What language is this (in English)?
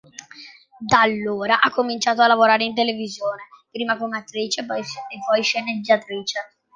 Italian